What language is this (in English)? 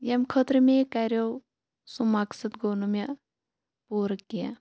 Kashmiri